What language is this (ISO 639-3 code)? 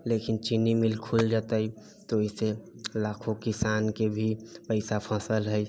mai